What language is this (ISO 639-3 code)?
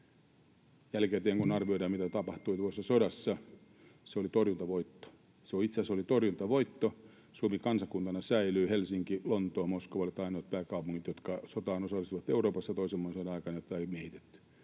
fin